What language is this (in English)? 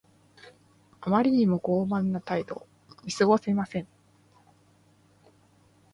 Japanese